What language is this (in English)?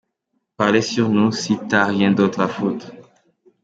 Kinyarwanda